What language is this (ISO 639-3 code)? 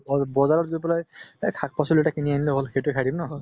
asm